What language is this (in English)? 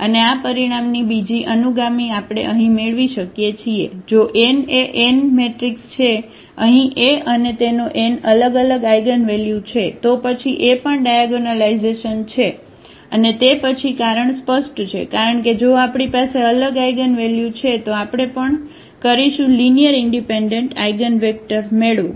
Gujarati